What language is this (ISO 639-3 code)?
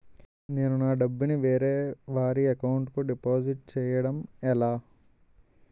tel